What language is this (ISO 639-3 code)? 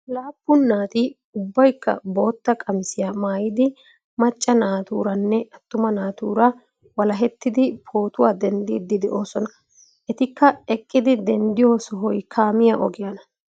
wal